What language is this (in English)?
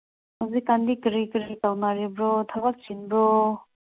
Manipuri